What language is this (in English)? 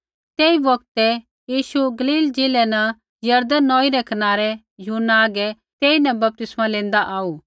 Kullu Pahari